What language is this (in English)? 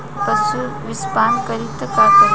Bhojpuri